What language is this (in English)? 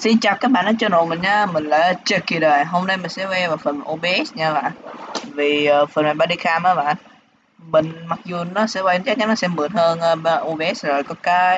Vietnamese